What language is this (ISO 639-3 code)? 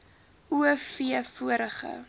afr